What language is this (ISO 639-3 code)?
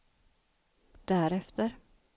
swe